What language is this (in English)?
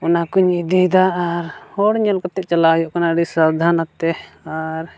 Santali